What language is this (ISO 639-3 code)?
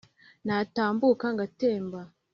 kin